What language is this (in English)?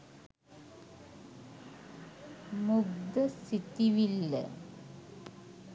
Sinhala